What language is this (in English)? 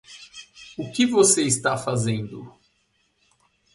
Portuguese